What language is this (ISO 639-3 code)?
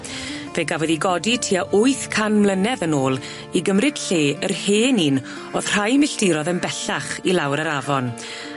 cym